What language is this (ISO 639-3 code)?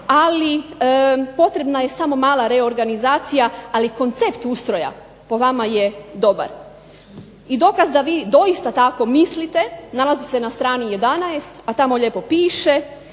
hrv